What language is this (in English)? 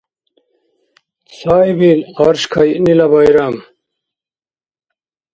Dargwa